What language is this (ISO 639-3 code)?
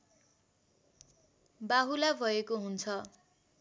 nep